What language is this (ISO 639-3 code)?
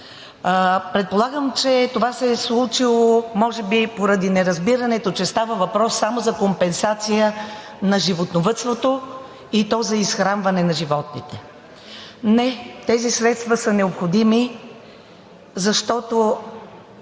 bul